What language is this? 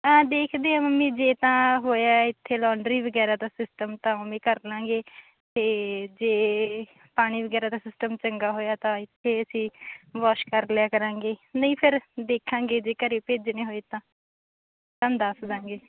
Punjabi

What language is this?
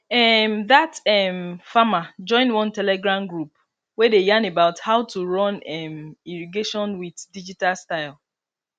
Nigerian Pidgin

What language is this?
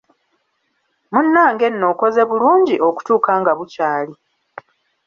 Ganda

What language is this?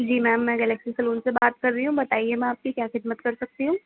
Urdu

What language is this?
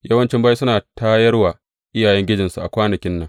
Hausa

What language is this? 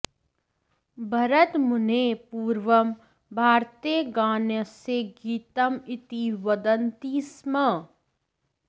Sanskrit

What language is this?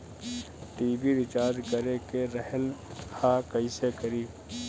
Bhojpuri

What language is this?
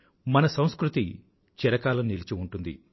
Telugu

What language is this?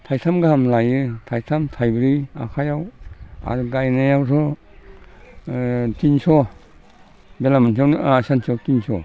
Bodo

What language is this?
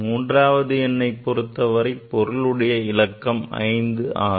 Tamil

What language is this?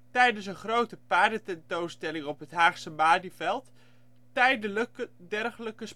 Dutch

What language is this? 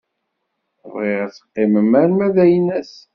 Kabyle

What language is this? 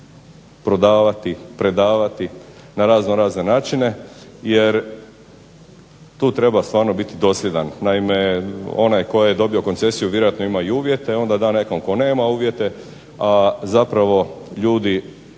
Croatian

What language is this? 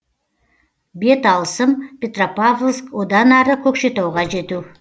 Kazakh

